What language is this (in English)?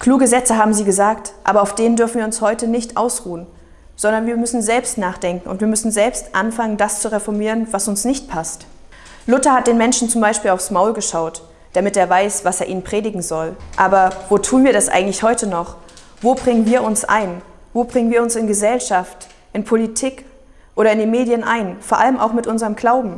German